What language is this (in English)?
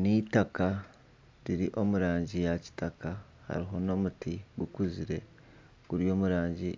Nyankole